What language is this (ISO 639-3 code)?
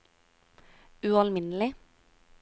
nor